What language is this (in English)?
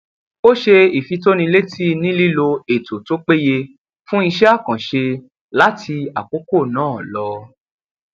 Yoruba